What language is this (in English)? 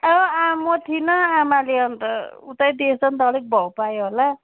Nepali